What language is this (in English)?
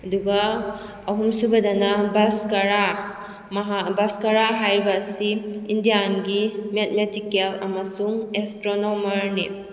Manipuri